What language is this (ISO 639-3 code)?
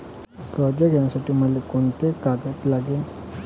mar